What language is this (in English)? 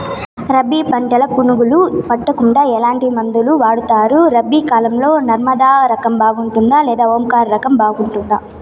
Telugu